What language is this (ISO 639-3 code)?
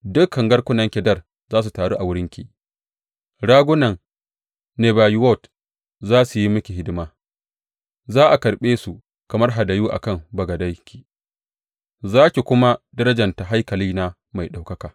hau